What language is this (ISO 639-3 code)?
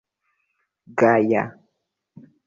epo